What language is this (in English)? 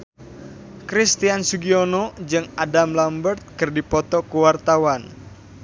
Sundanese